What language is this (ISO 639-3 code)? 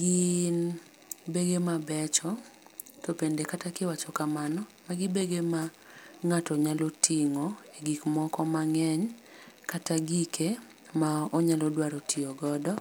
luo